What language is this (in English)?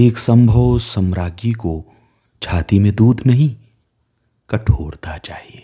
Hindi